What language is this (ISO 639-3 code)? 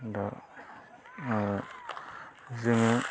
brx